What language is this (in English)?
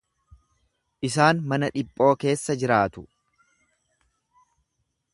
Oromo